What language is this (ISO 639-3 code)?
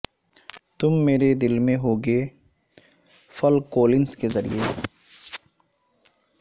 urd